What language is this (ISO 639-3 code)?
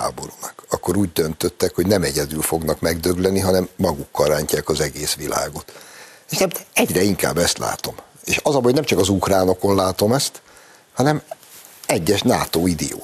hun